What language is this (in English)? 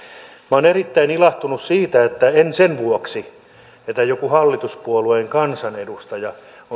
Finnish